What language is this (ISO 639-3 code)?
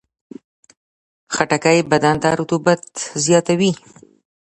pus